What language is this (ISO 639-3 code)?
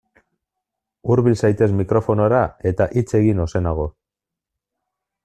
eus